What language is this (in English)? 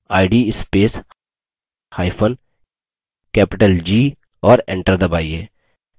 Hindi